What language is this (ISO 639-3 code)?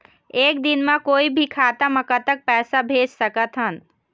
hne